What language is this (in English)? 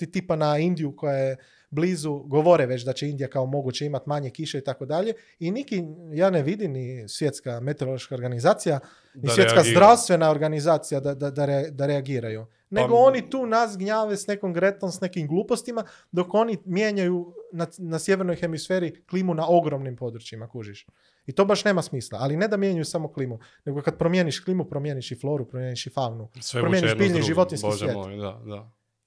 Croatian